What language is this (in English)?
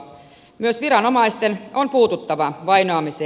Finnish